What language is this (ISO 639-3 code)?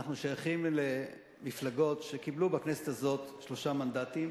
heb